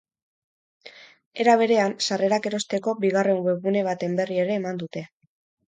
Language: Basque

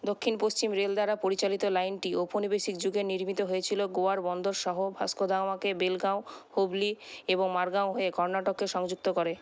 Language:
Bangla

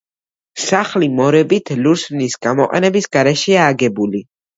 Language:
Georgian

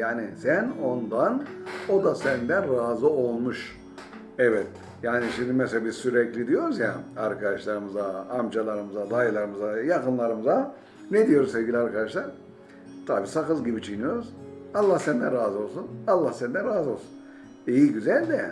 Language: Turkish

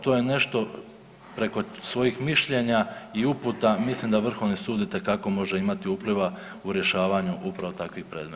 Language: Croatian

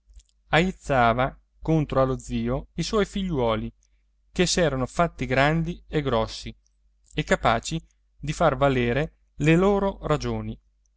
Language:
Italian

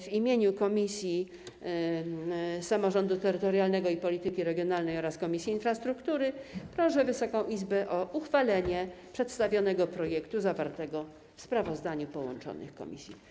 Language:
Polish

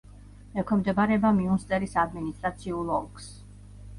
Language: Georgian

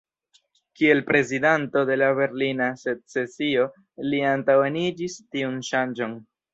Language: Esperanto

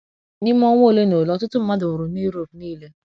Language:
Igbo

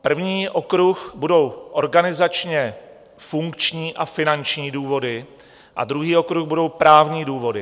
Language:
Czech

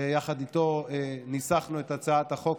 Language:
Hebrew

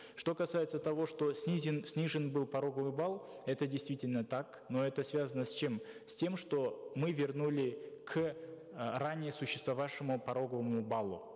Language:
Kazakh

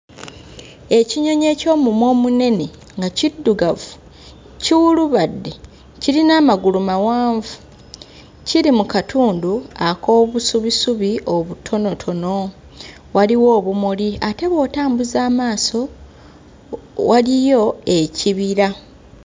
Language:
Ganda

